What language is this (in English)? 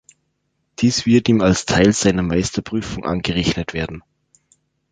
German